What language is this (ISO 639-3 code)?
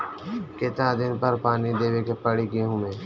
bho